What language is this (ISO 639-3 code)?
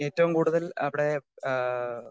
mal